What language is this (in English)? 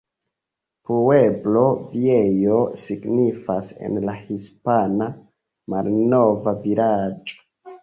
Esperanto